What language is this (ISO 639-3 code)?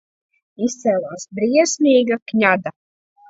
lav